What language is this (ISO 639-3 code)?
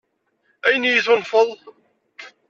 kab